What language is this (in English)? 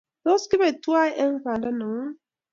Kalenjin